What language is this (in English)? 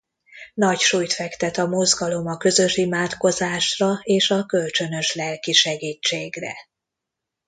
Hungarian